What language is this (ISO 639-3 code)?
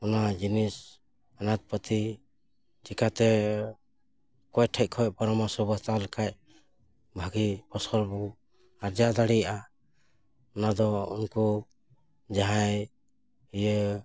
sat